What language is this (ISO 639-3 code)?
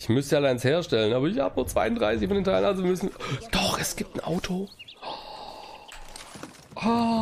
deu